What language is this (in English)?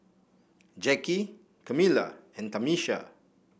English